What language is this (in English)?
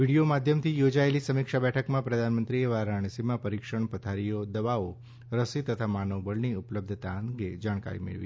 Gujarati